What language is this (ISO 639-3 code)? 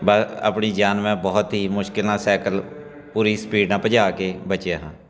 pan